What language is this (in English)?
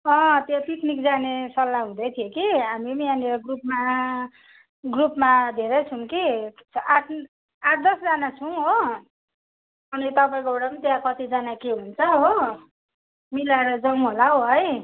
Nepali